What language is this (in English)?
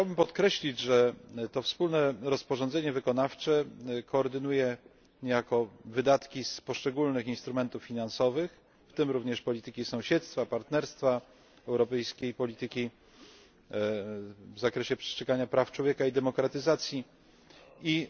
Polish